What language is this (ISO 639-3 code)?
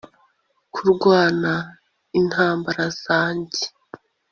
kin